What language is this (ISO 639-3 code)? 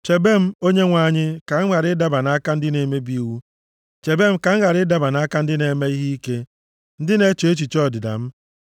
ibo